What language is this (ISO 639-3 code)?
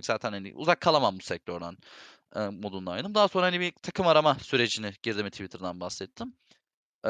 tur